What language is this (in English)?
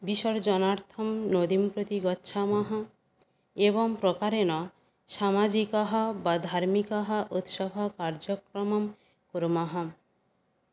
Sanskrit